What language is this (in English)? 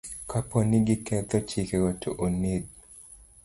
Luo (Kenya and Tanzania)